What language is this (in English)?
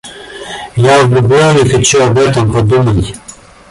Russian